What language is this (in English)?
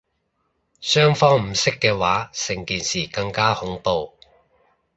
Cantonese